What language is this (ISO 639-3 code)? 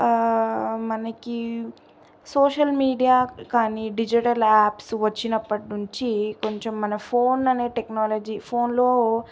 tel